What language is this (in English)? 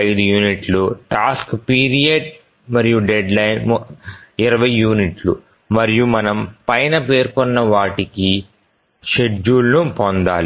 Telugu